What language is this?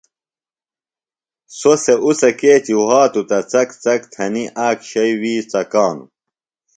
Phalura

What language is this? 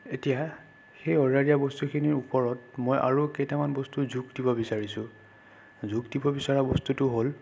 Assamese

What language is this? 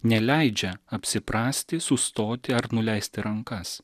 Lithuanian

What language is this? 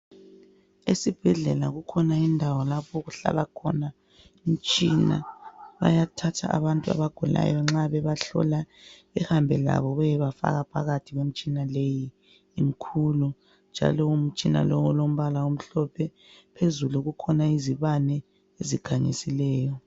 North Ndebele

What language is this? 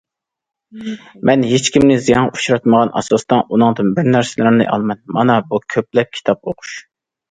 Uyghur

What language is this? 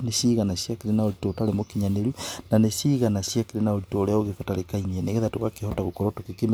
Kikuyu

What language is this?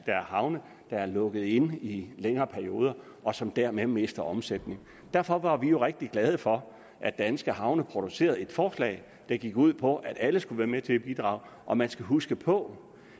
Danish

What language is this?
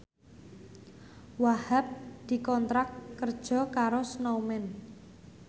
Javanese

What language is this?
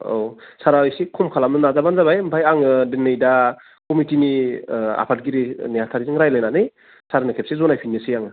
Bodo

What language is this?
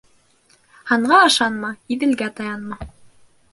Bashkir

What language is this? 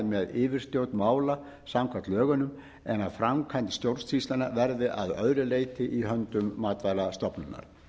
Icelandic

